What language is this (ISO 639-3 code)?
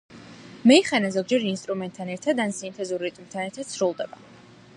kat